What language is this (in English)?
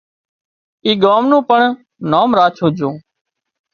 Wadiyara Koli